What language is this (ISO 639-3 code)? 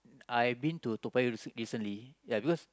eng